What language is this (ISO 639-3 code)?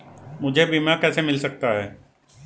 hin